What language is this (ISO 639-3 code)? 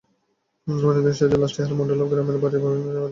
ben